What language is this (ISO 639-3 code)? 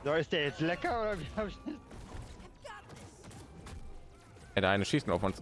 deu